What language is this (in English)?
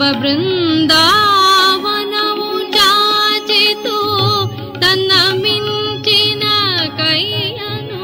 Kannada